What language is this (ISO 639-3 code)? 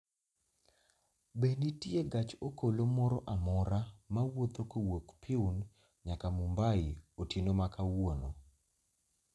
luo